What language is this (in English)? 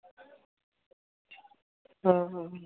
Dogri